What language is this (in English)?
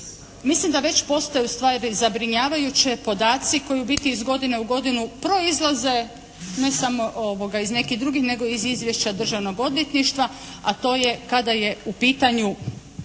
Croatian